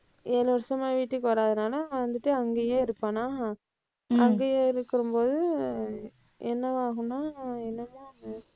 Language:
Tamil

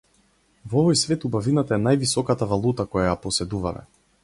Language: Macedonian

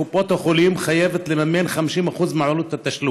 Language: Hebrew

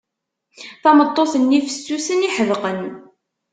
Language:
Kabyle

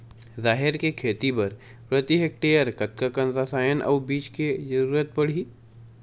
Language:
Chhattisgarhi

